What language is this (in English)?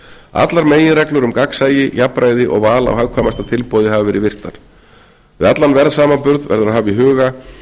Icelandic